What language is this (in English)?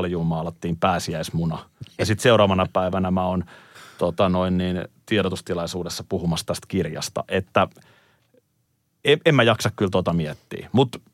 Finnish